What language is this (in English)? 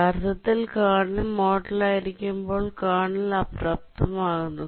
Malayalam